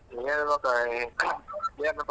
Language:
Kannada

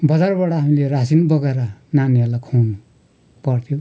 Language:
Nepali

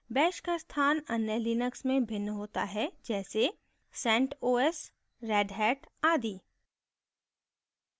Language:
Hindi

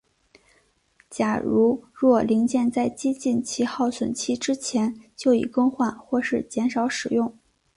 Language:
Chinese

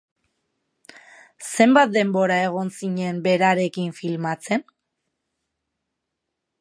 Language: Basque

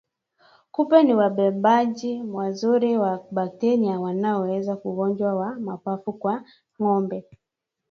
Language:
Swahili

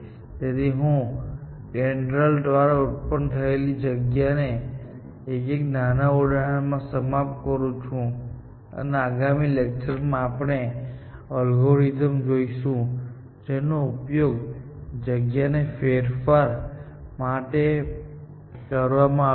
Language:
Gujarati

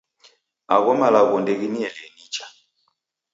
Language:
Taita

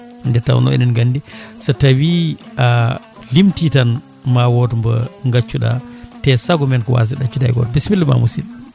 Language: Fula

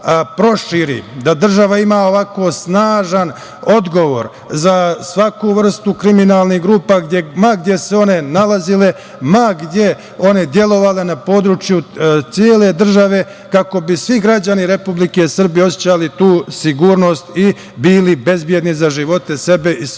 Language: Serbian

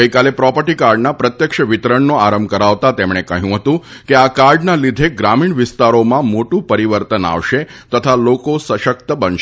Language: Gujarati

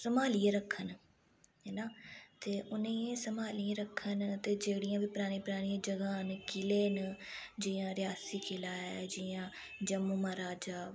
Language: Dogri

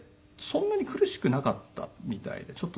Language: Japanese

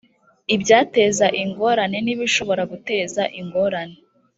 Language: Kinyarwanda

